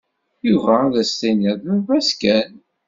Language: Kabyle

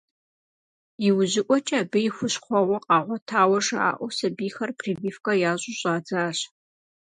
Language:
Kabardian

